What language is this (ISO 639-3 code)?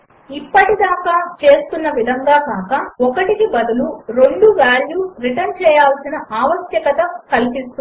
tel